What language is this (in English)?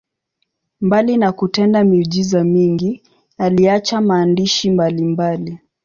Swahili